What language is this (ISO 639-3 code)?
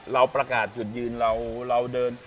tha